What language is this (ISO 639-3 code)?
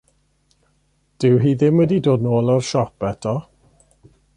cym